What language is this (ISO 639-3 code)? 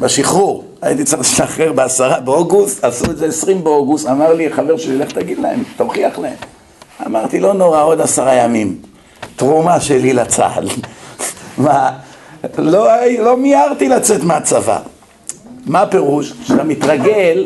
heb